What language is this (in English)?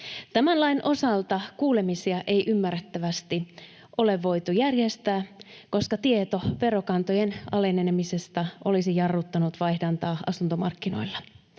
Finnish